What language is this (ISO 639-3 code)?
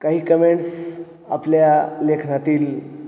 mar